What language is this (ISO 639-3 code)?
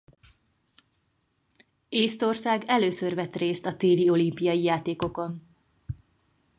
hun